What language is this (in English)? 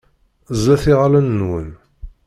Kabyle